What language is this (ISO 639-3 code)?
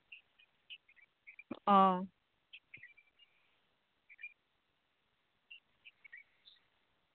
sat